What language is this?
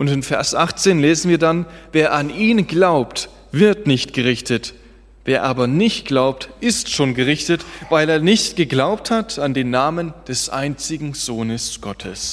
German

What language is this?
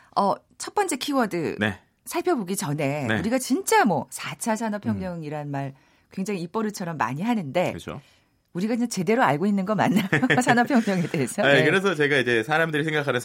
Korean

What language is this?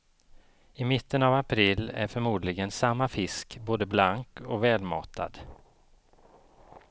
Swedish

